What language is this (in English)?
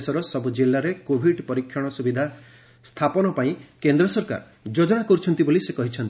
Odia